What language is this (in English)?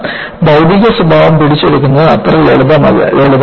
Malayalam